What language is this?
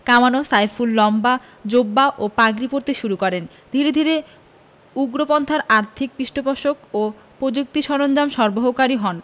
Bangla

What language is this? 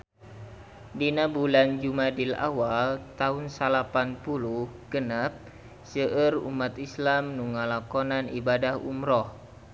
Sundanese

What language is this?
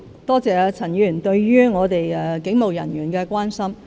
Cantonese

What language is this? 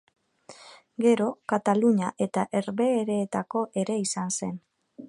Basque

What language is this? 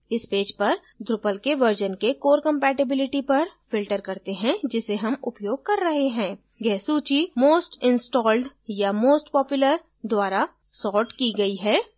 Hindi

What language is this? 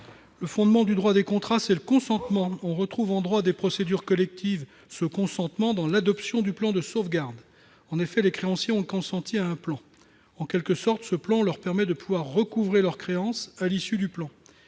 French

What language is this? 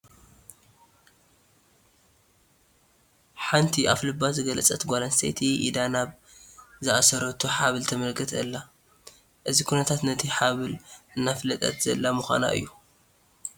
Tigrinya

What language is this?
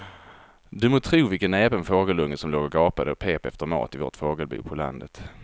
Swedish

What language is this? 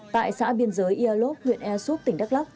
Vietnamese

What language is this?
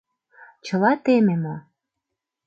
Mari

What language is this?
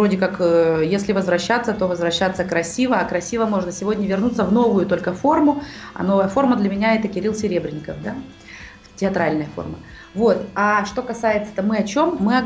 Russian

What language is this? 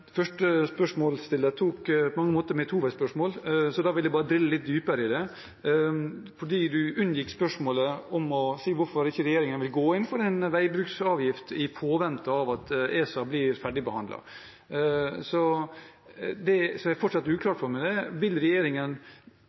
Norwegian Bokmål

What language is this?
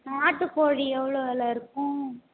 Tamil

